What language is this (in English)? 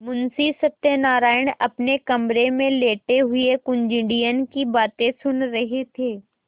Hindi